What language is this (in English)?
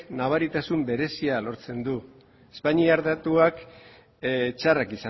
Basque